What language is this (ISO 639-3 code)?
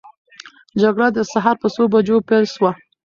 pus